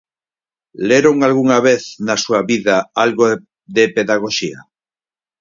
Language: Galician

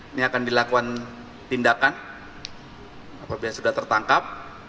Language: Indonesian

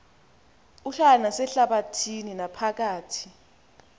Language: Xhosa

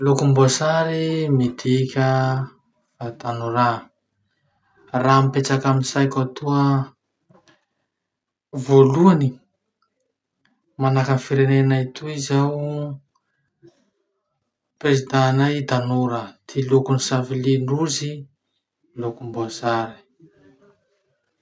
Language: Masikoro Malagasy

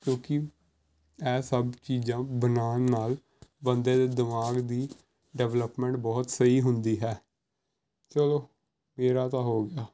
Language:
Punjabi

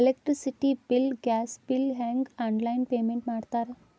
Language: Kannada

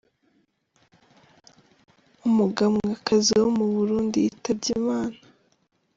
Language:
Kinyarwanda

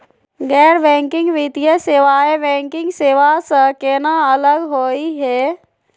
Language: Magahi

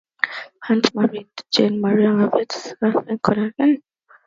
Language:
English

